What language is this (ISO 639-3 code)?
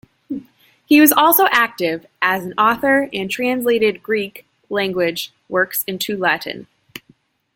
eng